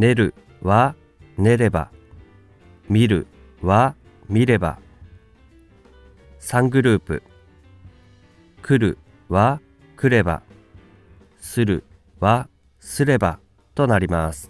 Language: Japanese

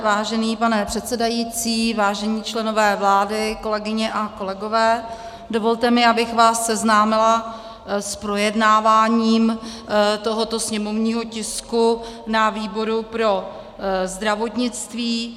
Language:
Czech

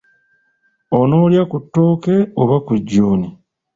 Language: Ganda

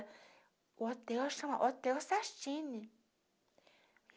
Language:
Portuguese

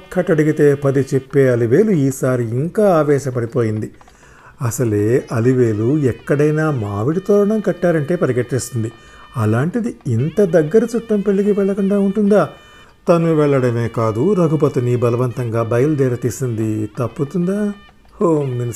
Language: Telugu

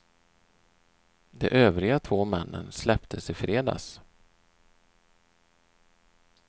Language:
Swedish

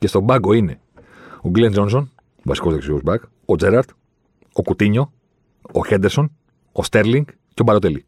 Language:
Greek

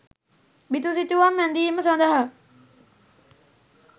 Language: Sinhala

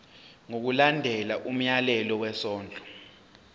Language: Zulu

